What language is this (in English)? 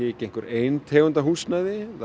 Icelandic